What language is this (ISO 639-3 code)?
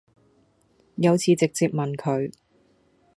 yue